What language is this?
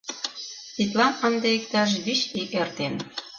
Mari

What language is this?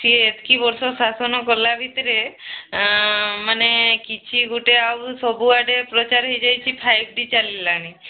Odia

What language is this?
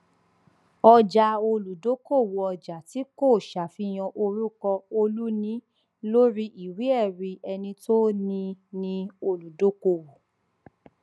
Yoruba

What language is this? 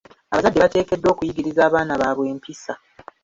Ganda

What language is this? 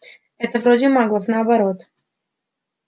Russian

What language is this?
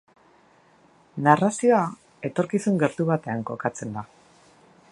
Basque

